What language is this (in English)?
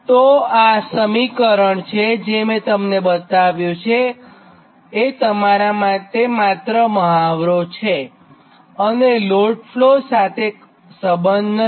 Gujarati